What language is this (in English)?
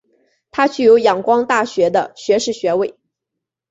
Chinese